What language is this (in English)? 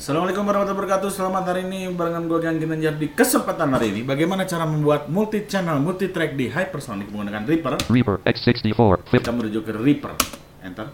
Indonesian